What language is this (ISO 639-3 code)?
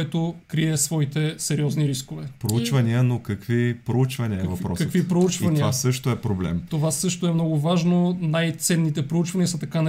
bul